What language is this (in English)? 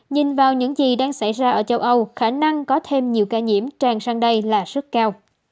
Vietnamese